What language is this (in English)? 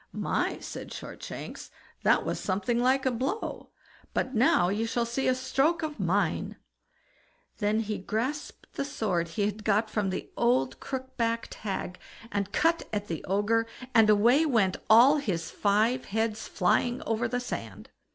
English